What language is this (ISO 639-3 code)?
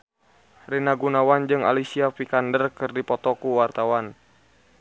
sun